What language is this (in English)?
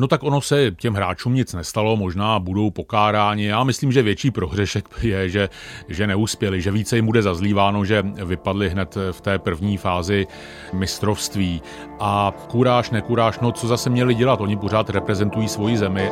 Czech